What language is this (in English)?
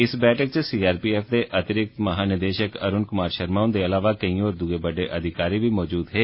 Dogri